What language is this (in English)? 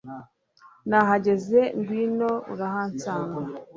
Kinyarwanda